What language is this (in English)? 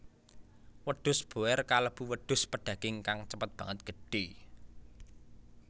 Javanese